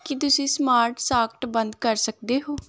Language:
Punjabi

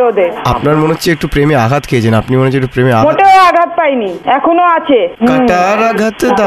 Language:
Bangla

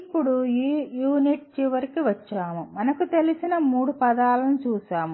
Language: Telugu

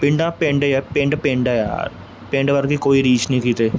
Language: Punjabi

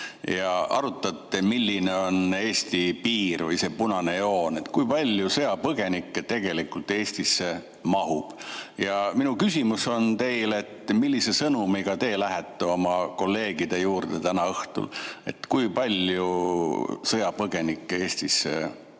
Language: Estonian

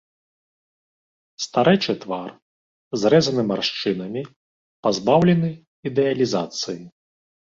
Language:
Belarusian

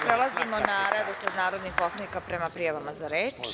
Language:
Serbian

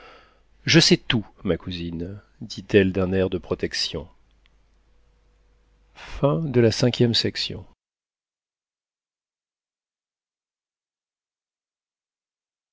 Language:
French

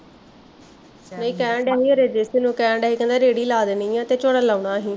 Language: Punjabi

